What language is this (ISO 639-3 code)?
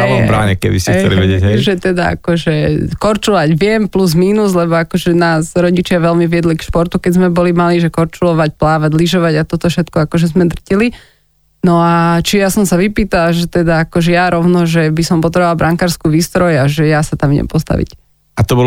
slk